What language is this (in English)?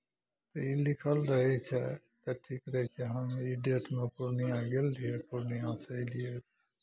Maithili